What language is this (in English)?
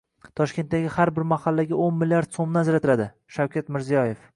Uzbek